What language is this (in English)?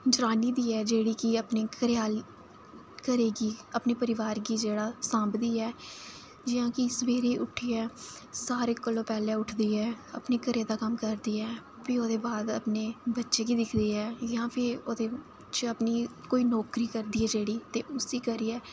Dogri